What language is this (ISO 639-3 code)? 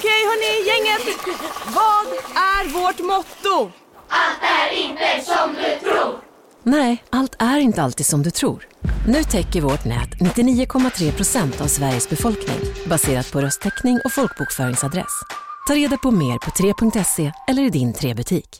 swe